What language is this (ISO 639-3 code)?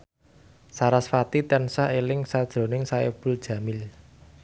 jav